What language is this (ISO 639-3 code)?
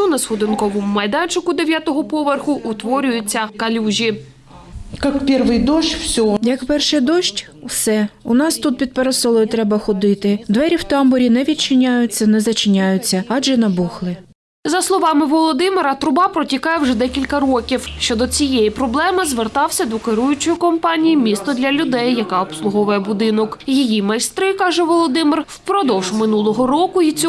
ukr